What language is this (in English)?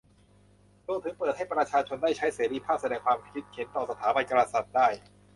Thai